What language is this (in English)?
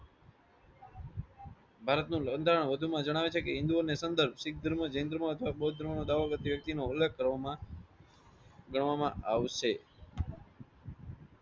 Gujarati